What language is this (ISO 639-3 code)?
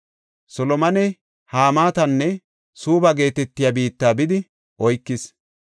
gof